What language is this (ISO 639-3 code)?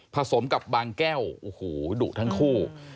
tha